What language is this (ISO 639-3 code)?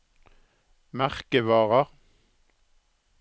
nor